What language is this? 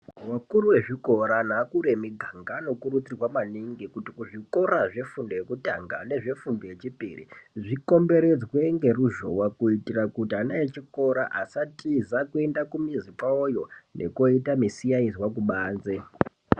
Ndau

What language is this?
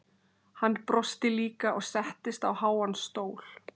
Icelandic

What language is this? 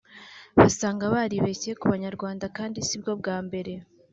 Kinyarwanda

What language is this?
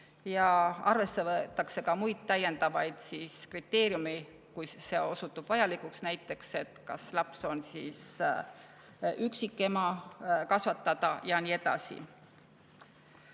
Estonian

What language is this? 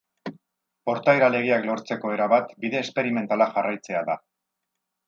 Basque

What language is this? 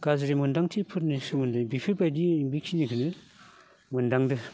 Bodo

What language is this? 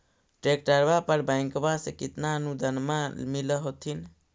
Magahi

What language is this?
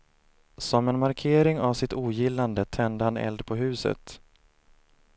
Swedish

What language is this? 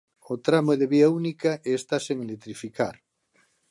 Galician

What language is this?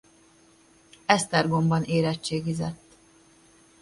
Hungarian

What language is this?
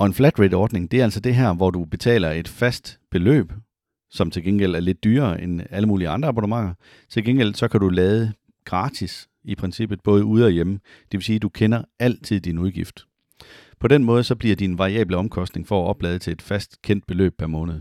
Danish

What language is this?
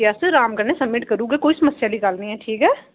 Dogri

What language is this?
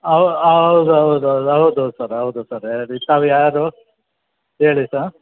Kannada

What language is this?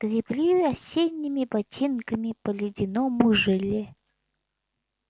Russian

